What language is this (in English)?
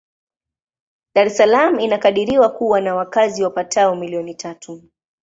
Swahili